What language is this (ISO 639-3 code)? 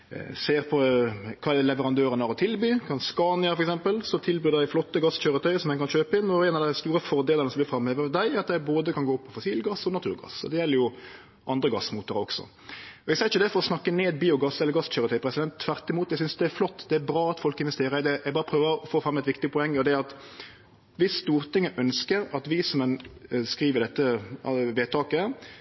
nno